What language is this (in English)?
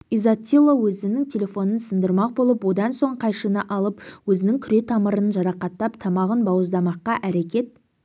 Kazakh